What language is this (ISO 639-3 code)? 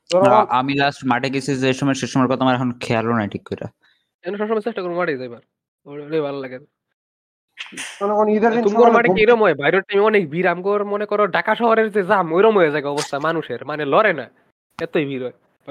ben